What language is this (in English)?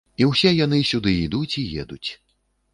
Belarusian